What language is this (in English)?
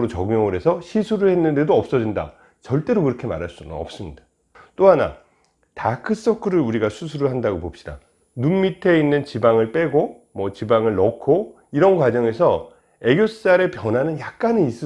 Korean